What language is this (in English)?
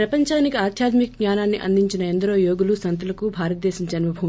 Telugu